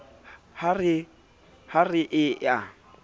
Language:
Southern Sotho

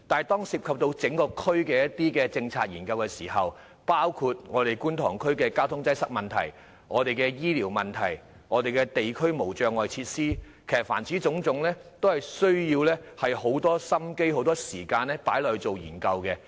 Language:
Cantonese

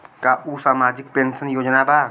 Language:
Bhojpuri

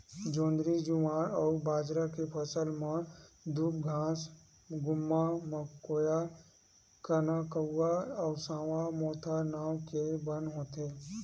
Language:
Chhattisgarhi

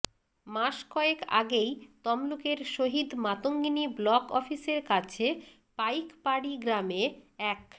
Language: Bangla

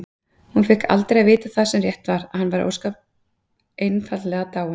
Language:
Icelandic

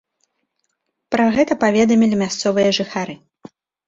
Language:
Belarusian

